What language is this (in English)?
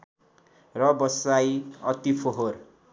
Nepali